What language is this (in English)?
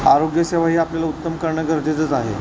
Marathi